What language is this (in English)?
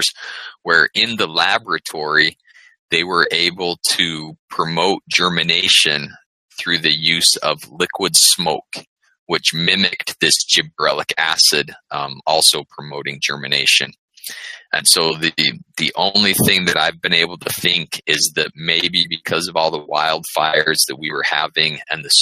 English